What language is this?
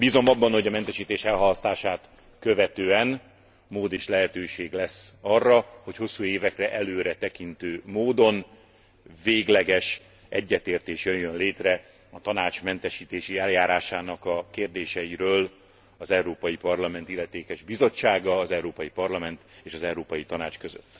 Hungarian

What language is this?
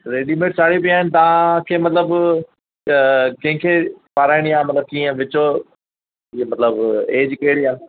Sindhi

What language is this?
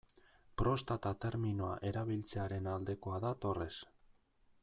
Basque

